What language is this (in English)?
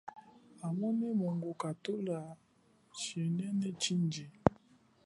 Chokwe